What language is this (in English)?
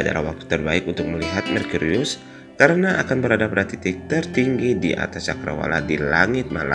Indonesian